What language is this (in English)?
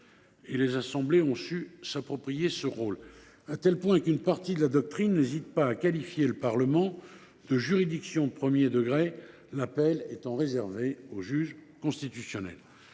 French